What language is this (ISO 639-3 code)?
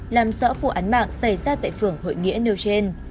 vie